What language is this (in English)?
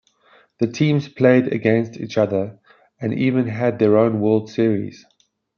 English